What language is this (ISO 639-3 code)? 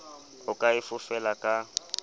sot